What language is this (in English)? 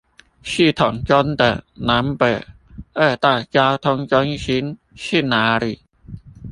Chinese